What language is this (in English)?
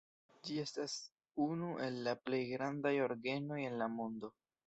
Esperanto